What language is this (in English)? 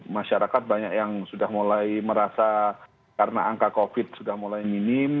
Indonesian